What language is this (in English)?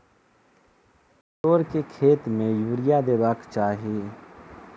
Maithili